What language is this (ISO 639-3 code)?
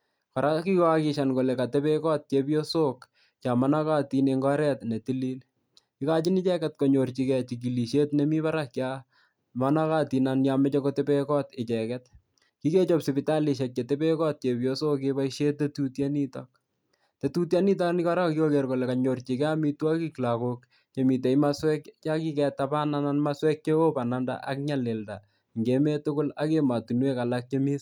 kln